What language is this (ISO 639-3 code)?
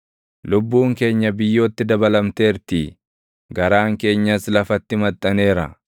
orm